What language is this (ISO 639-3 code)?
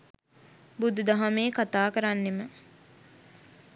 sin